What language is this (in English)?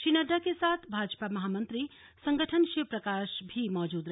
Hindi